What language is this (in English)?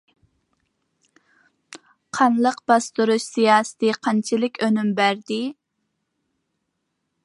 Uyghur